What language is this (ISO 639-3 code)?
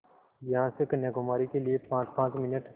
hin